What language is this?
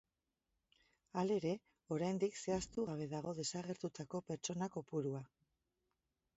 Basque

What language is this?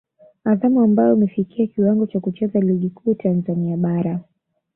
Swahili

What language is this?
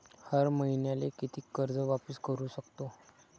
Marathi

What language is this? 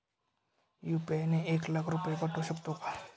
Marathi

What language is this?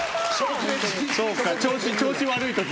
Japanese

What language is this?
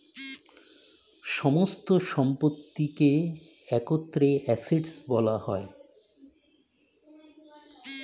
Bangla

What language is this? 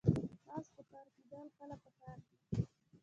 Pashto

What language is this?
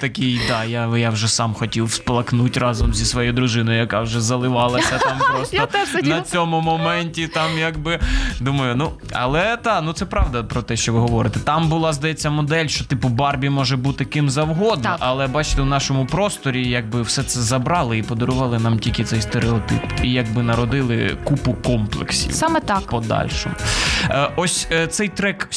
Ukrainian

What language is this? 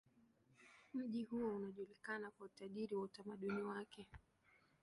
Swahili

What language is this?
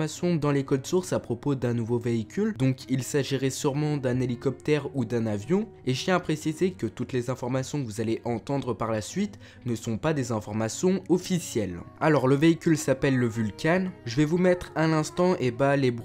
French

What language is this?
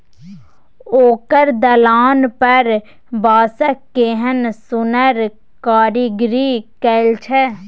Maithili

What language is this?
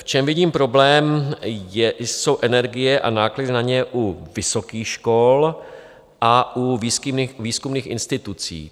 Czech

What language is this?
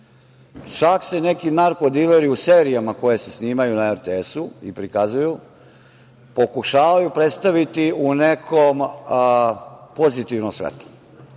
Serbian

